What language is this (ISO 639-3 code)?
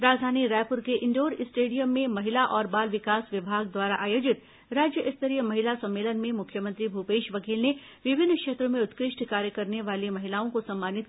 hin